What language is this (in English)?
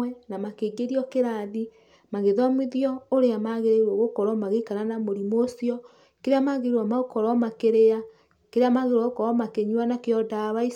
Kikuyu